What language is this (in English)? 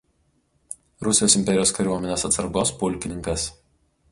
Lithuanian